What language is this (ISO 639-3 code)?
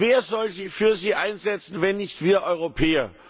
deu